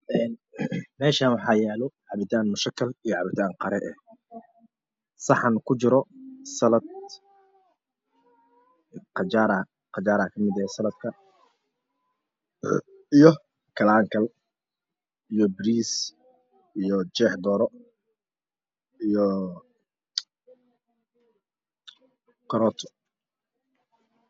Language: Somali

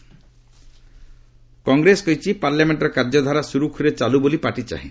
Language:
Odia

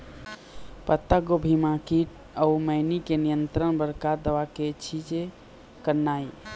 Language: Chhattisgarhi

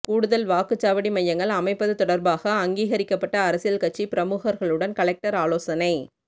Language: Tamil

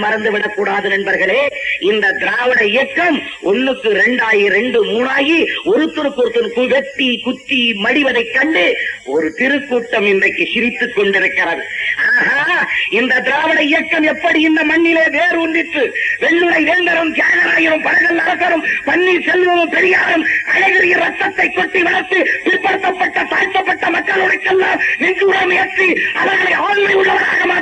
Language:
Tamil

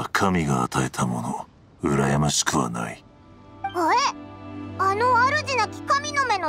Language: Japanese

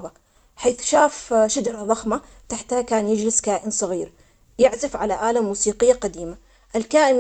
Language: Omani Arabic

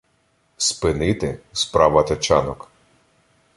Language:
Ukrainian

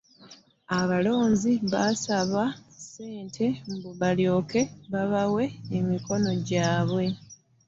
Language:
Ganda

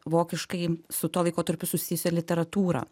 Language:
Lithuanian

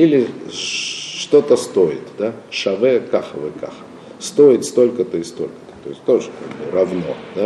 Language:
Russian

